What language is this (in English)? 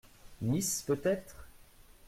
French